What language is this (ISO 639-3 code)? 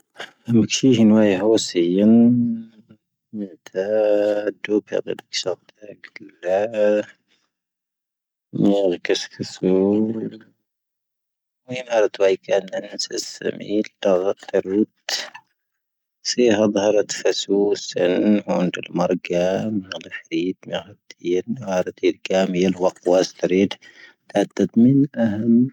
thv